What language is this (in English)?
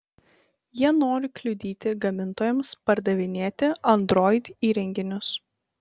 Lithuanian